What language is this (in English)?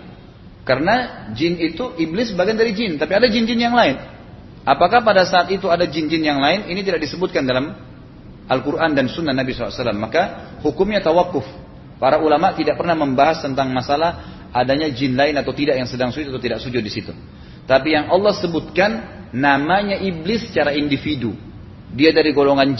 Indonesian